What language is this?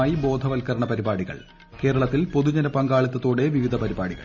Malayalam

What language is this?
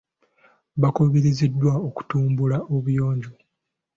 Ganda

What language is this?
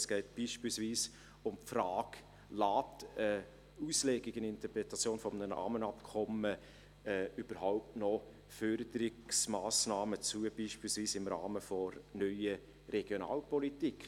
Swiss German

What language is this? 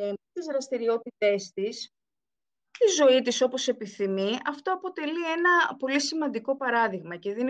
Greek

